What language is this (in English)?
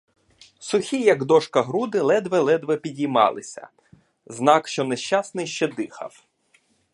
Ukrainian